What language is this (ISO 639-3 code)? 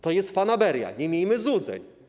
pol